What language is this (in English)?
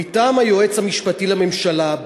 Hebrew